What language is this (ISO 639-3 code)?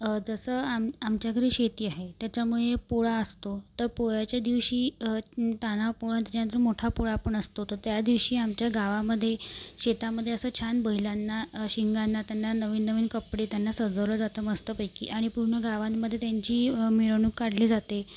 mar